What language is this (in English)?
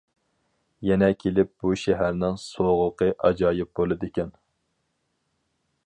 Uyghur